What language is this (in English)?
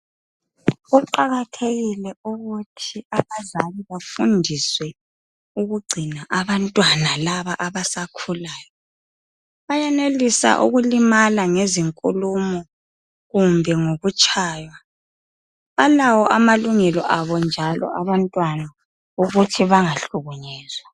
North Ndebele